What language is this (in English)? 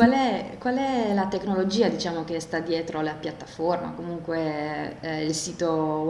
Italian